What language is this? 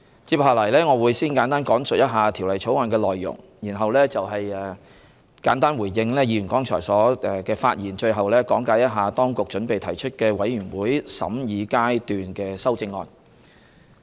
Cantonese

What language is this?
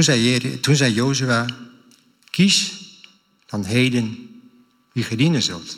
Dutch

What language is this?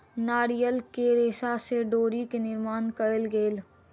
Maithili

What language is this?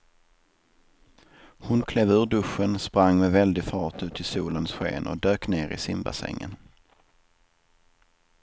Swedish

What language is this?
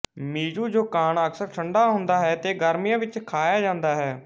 Punjabi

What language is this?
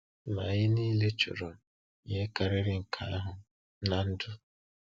Igbo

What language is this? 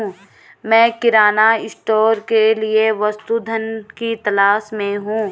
Hindi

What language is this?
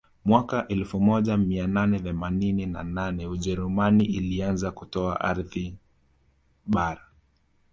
Swahili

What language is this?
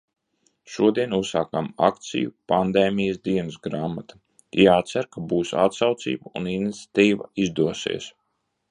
Latvian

